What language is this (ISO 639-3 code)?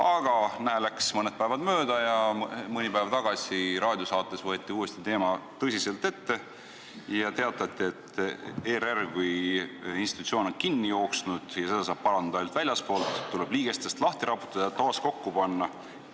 est